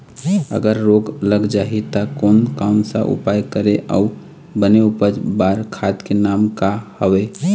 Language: Chhattisgarhi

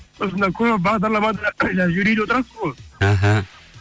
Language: Kazakh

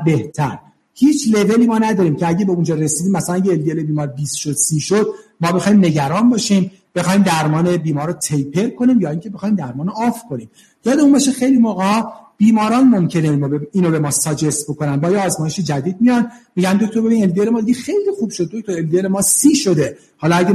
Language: Persian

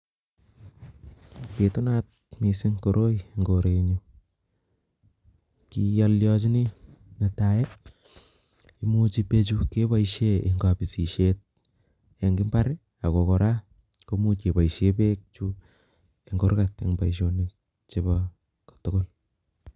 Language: Kalenjin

